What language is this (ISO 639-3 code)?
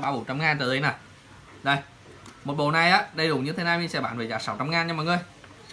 vie